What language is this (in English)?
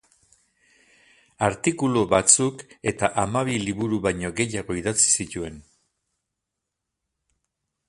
Basque